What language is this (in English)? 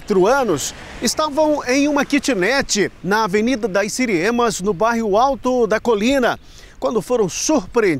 Portuguese